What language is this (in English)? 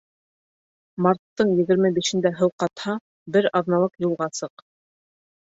Bashkir